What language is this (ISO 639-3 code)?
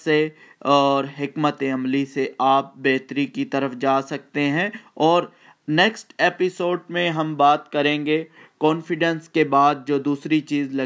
urd